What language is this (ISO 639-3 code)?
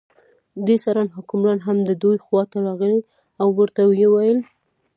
pus